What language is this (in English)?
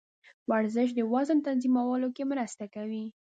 Pashto